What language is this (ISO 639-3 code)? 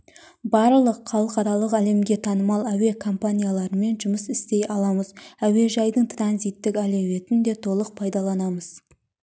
kaz